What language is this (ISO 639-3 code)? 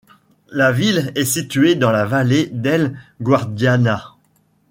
fra